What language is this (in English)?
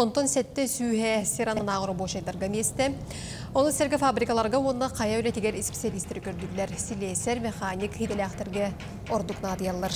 Turkish